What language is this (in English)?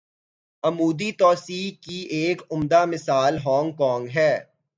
Urdu